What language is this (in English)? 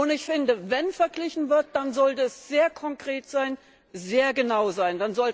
German